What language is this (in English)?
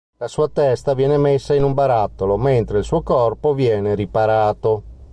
Italian